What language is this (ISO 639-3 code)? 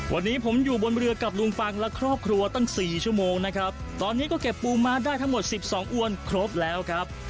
tha